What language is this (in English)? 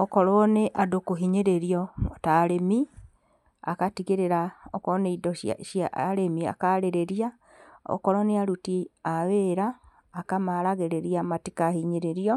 Kikuyu